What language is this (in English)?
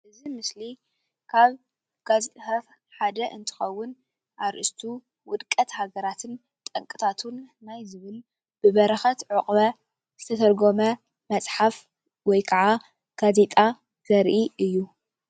Tigrinya